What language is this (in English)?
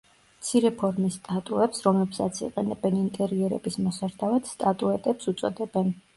Georgian